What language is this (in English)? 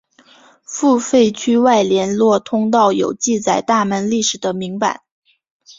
Chinese